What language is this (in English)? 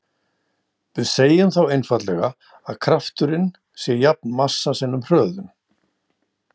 Icelandic